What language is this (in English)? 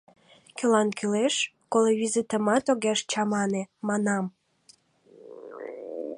Mari